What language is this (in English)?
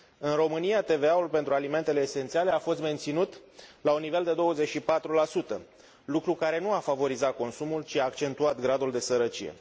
Romanian